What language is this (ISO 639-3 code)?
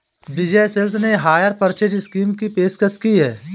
hin